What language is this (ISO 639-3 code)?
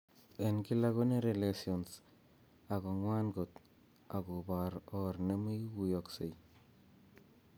kln